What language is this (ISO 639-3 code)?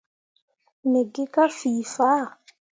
mua